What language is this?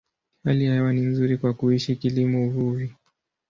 Swahili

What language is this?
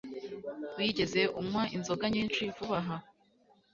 Kinyarwanda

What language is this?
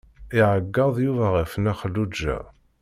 Kabyle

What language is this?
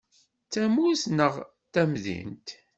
Kabyle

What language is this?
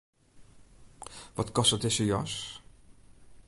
Western Frisian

